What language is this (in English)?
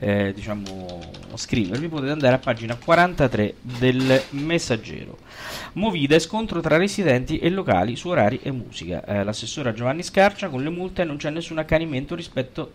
Italian